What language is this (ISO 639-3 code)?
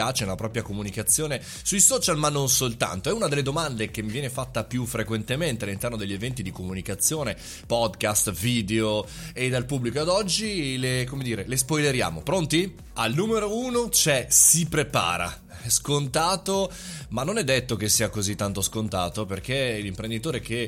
ita